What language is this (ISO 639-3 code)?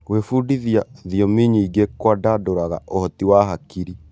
kik